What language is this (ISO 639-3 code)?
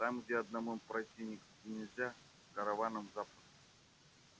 rus